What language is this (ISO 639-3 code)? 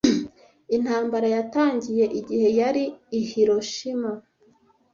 kin